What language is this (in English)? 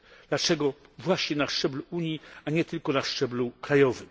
Polish